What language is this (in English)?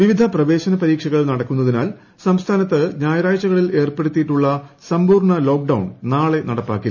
Malayalam